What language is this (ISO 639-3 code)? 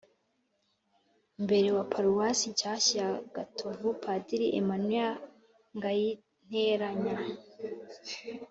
kin